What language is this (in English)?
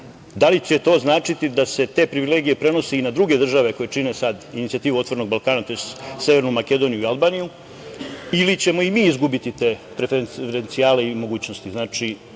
Serbian